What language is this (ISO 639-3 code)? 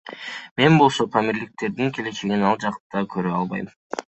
kir